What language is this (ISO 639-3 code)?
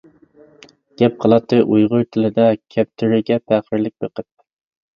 uig